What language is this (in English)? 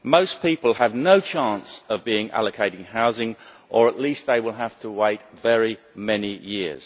English